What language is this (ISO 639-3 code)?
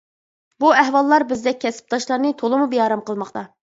uig